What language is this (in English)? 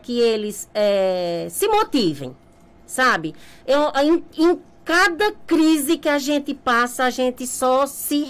Portuguese